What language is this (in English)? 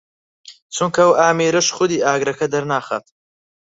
Central Kurdish